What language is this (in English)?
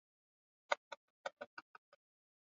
Swahili